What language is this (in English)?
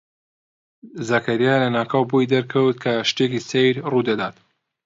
Central Kurdish